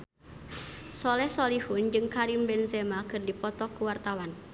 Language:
Sundanese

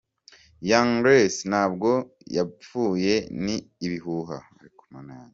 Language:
Kinyarwanda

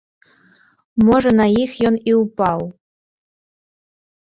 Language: Belarusian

